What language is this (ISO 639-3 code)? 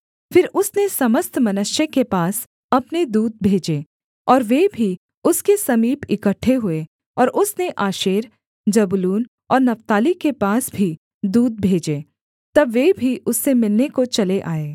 hin